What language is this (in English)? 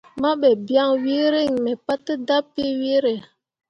Mundang